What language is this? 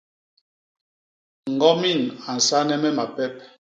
Basaa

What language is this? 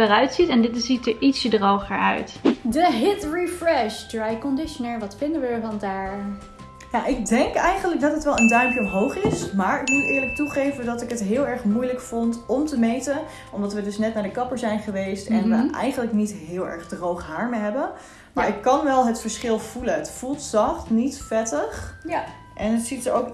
Dutch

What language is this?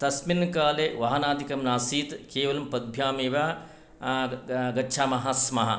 Sanskrit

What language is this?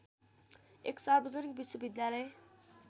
Nepali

